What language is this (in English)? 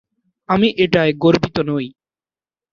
Bangla